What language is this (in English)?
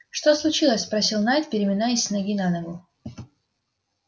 Russian